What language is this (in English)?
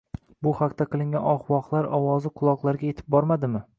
Uzbek